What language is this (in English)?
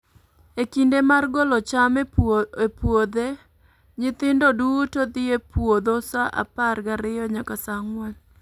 Luo (Kenya and Tanzania)